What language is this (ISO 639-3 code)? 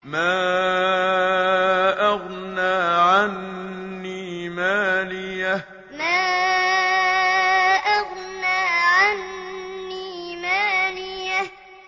ara